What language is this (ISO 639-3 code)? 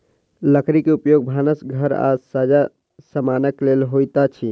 mai